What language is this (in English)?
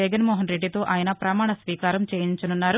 Telugu